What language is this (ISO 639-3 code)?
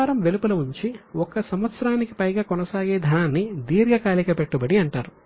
tel